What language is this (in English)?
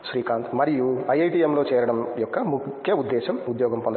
Telugu